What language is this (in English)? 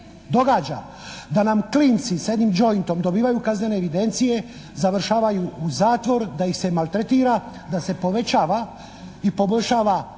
Croatian